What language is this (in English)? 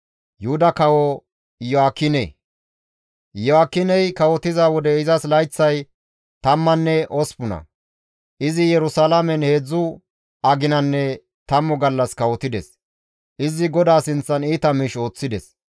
Gamo